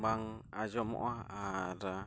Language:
Santali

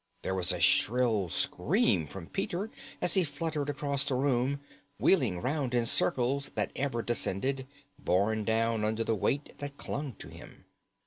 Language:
English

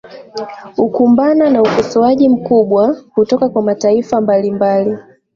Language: Swahili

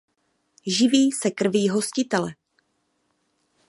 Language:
Czech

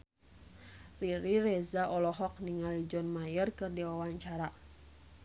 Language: Sundanese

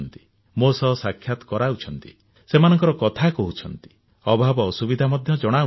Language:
Odia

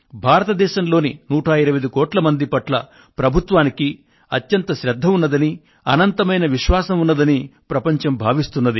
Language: Telugu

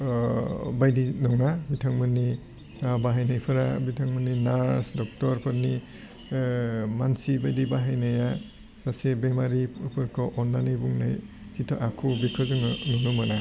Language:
Bodo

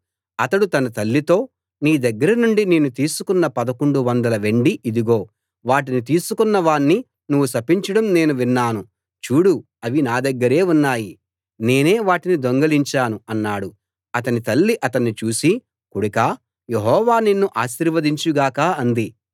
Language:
Telugu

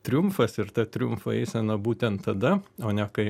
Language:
Lithuanian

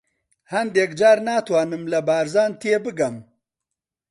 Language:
Central Kurdish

